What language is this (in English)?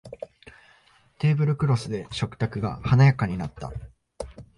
Japanese